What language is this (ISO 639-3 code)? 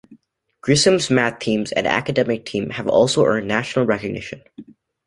eng